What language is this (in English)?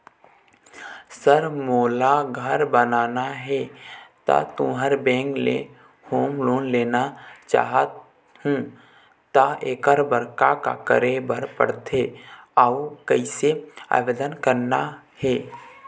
Chhattisgarhi